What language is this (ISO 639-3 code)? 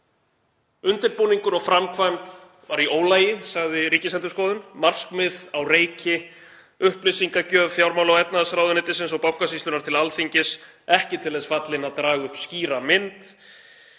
isl